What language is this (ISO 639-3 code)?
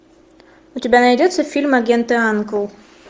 rus